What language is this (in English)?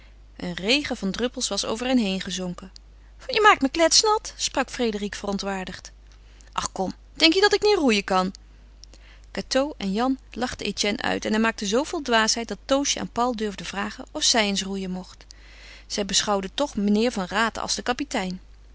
Dutch